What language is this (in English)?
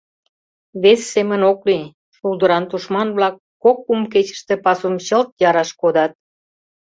Mari